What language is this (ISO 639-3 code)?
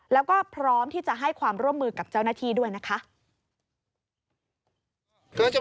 tha